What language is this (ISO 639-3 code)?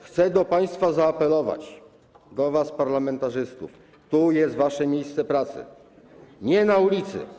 pol